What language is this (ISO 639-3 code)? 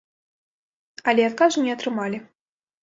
bel